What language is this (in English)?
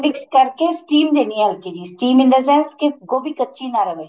Punjabi